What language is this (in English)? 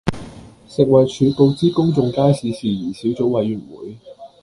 Cantonese